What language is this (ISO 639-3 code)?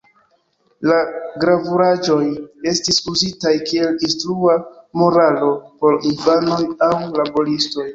epo